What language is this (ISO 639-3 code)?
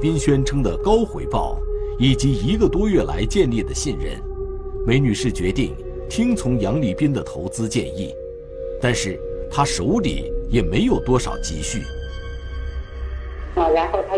zho